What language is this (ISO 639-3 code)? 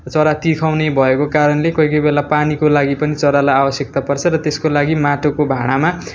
nep